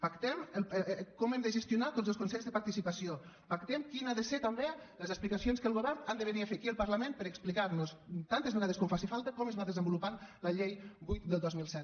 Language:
Catalan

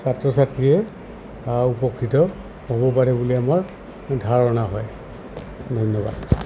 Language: Assamese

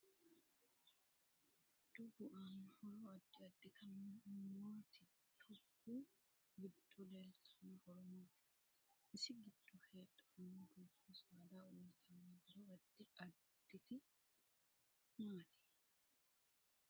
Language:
Sidamo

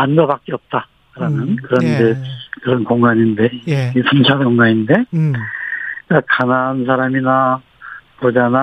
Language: Korean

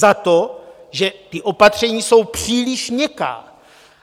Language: Czech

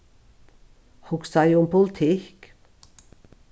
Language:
Faroese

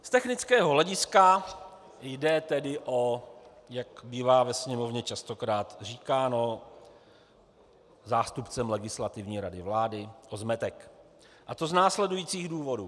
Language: Czech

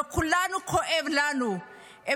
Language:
Hebrew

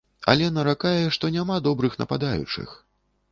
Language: Belarusian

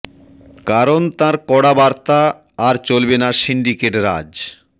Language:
Bangla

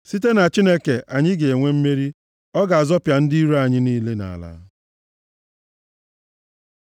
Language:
Igbo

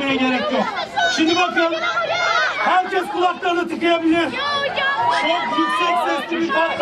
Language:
Turkish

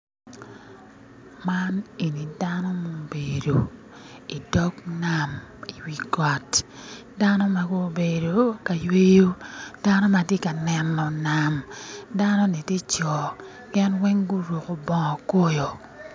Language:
Acoli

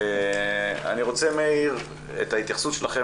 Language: Hebrew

